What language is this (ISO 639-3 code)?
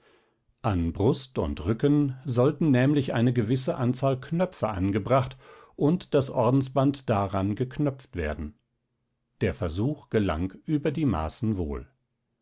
deu